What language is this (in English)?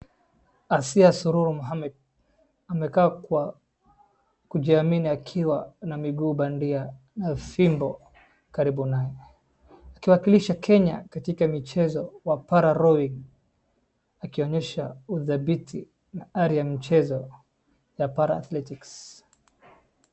Swahili